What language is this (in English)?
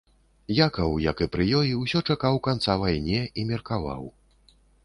Belarusian